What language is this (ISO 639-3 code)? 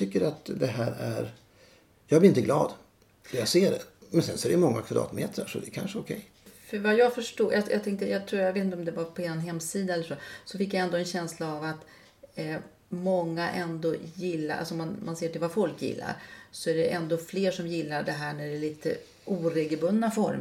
swe